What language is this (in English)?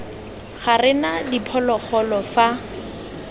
Tswana